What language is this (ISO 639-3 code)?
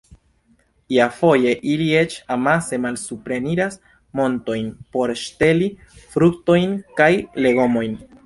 epo